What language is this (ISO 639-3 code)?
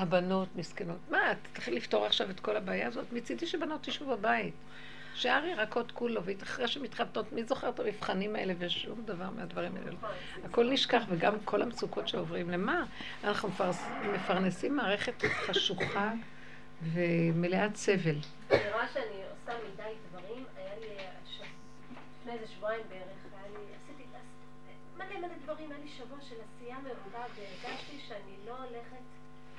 heb